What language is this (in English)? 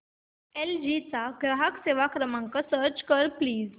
Marathi